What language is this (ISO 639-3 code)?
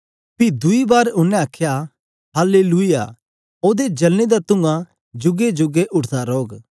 doi